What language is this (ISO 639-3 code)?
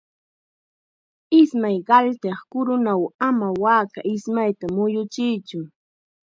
qxa